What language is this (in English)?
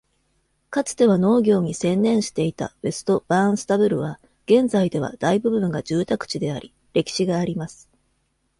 Japanese